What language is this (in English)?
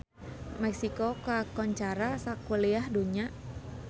Sundanese